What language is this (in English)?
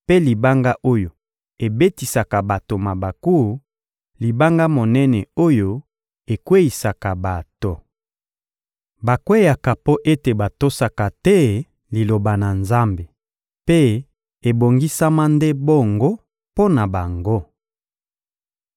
Lingala